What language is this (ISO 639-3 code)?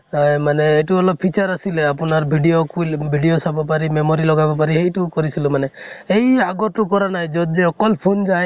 asm